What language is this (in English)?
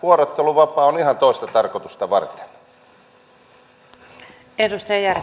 Finnish